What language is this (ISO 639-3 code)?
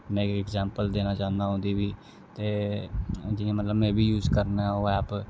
doi